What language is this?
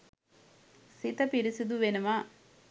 Sinhala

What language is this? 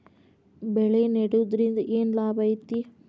Kannada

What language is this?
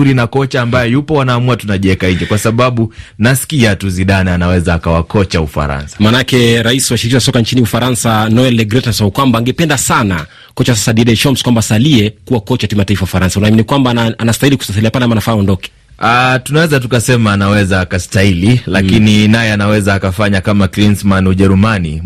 Swahili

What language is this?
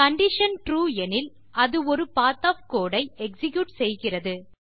Tamil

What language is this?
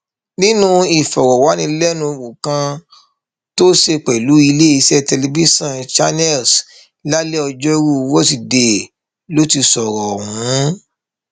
Yoruba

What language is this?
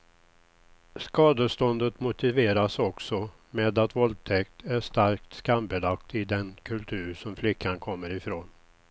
Swedish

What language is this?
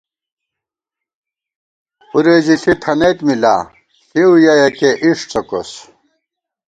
Gawar-Bati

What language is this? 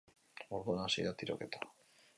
Basque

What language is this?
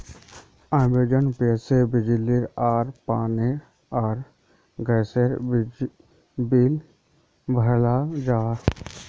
Magahi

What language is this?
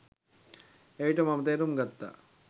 Sinhala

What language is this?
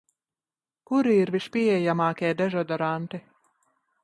Latvian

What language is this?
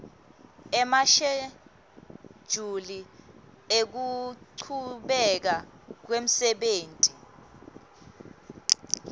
Swati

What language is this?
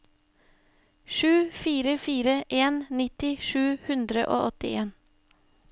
Norwegian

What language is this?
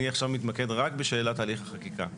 Hebrew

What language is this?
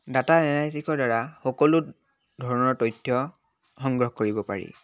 Assamese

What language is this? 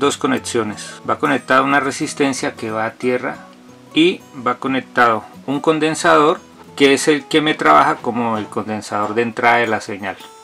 Spanish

